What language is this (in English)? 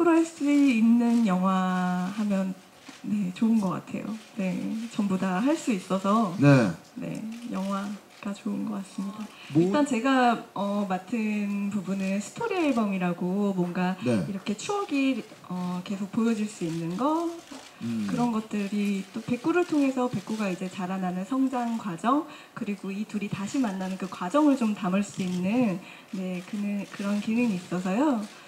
Korean